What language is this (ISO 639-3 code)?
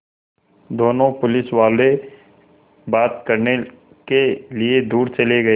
hin